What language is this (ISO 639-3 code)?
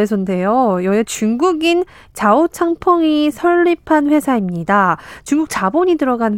kor